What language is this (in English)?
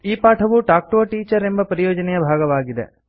Kannada